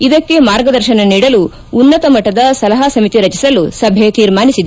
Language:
Kannada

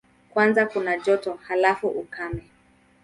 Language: Swahili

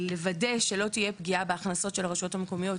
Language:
Hebrew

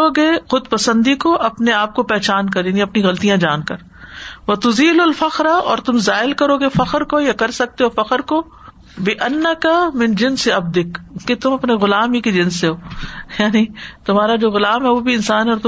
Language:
Urdu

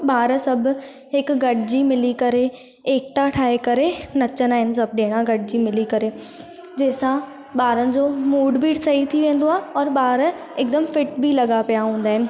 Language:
Sindhi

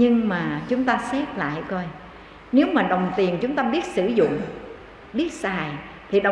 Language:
Vietnamese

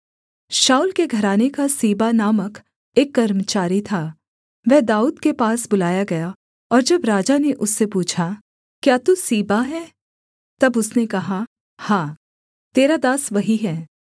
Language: Hindi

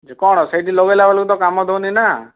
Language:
Odia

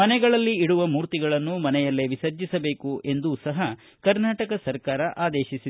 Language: Kannada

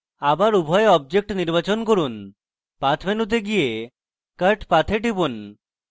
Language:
Bangla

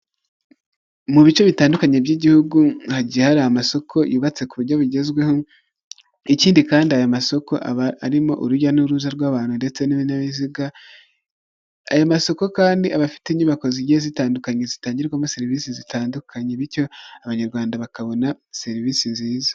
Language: Kinyarwanda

